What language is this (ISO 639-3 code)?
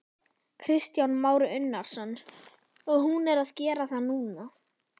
isl